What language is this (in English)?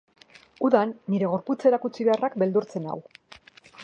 Basque